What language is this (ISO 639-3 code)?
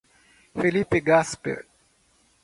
por